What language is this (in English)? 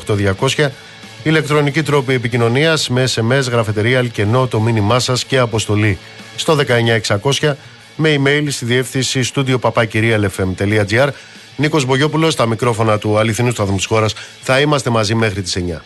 Greek